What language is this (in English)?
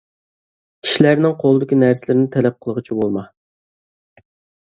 Uyghur